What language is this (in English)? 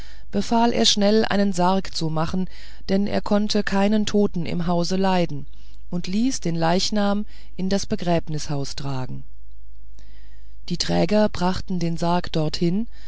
German